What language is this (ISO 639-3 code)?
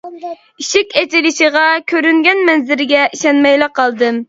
uig